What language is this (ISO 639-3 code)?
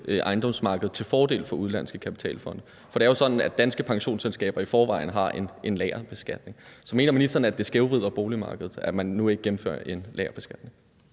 dan